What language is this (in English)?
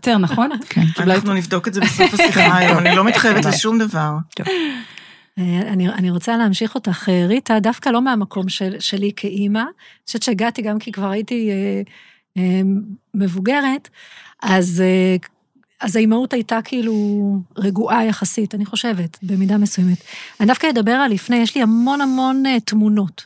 Hebrew